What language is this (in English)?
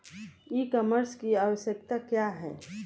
Bhojpuri